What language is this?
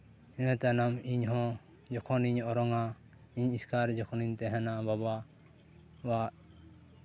Santali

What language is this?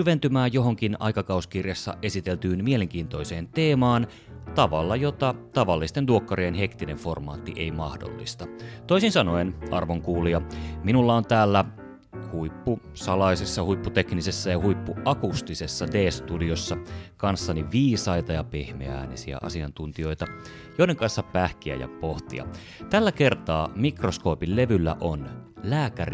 Finnish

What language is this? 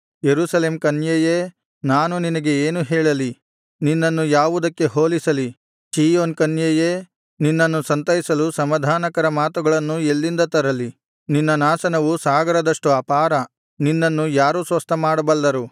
Kannada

